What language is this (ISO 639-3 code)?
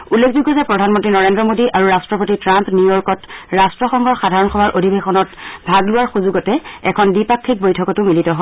asm